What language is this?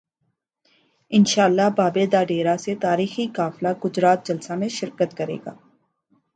Urdu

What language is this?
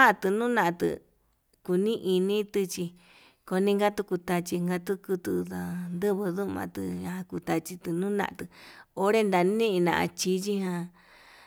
Yutanduchi Mixtec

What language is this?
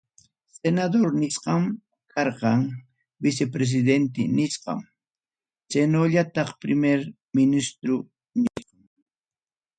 Ayacucho Quechua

